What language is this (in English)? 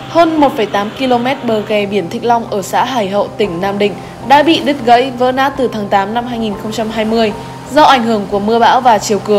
Vietnamese